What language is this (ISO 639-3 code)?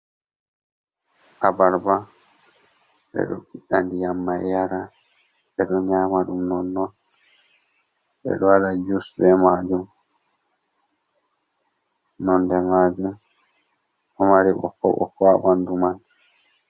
ful